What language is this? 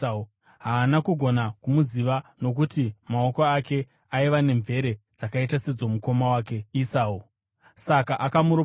Shona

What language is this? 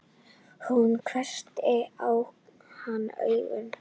Icelandic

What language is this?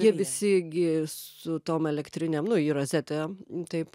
Lithuanian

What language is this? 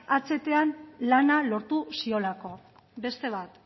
Basque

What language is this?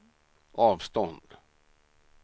Swedish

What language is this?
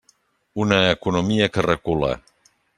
Catalan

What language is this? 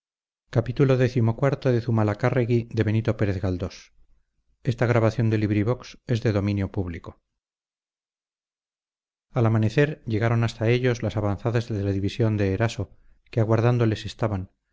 Spanish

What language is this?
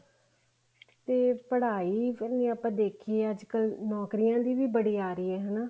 Punjabi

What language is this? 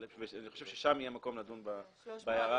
Hebrew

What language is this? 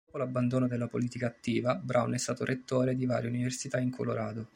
Italian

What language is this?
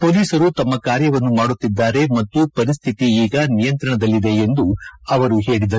Kannada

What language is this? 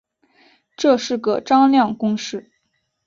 Chinese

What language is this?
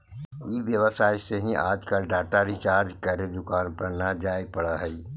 Magahi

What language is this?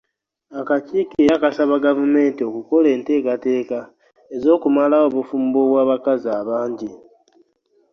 Ganda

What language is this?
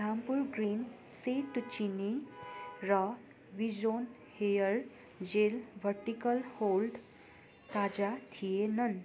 Nepali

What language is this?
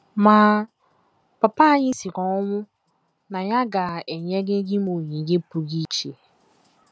Igbo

